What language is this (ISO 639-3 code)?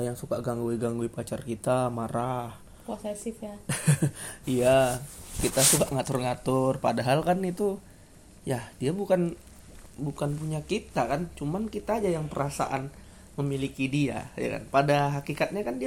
ind